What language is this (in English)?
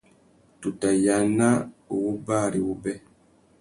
Tuki